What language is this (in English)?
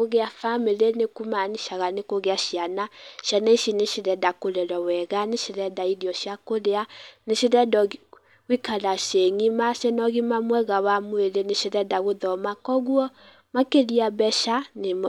Kikuyu